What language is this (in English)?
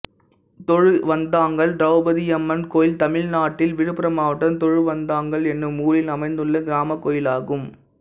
Tamil